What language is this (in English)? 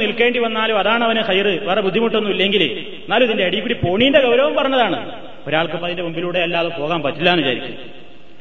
Malayalam